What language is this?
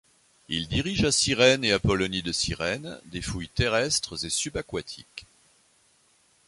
French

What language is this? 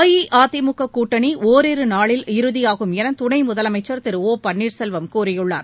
Tamil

